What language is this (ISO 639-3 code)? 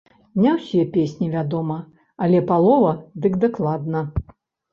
bel